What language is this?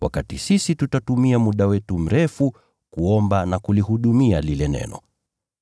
Swahili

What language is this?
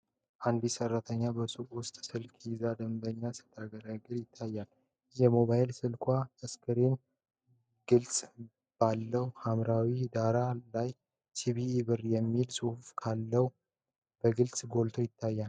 Amharic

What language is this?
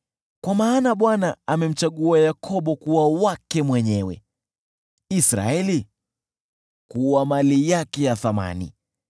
Swahili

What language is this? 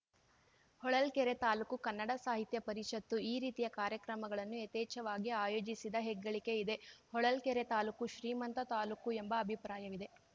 Kannada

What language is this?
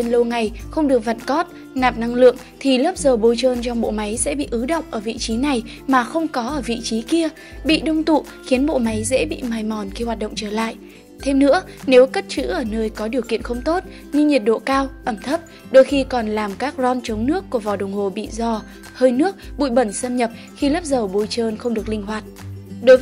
Vietnamese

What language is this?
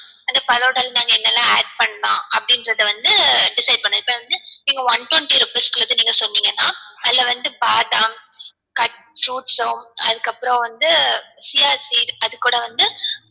Tamil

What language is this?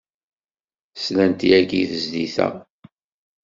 Kabyle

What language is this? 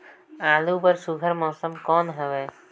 Chhattisgarhi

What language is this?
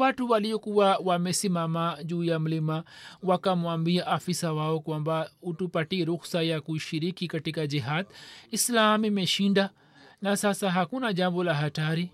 Swahili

